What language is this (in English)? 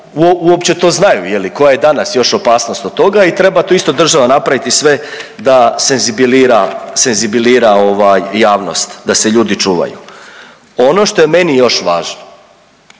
Croatian